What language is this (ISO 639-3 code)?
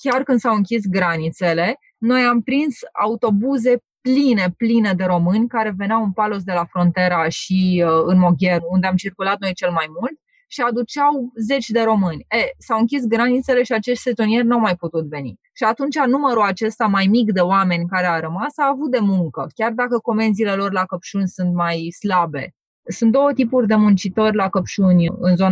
ron